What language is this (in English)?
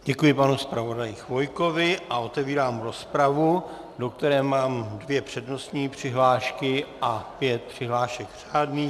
Czech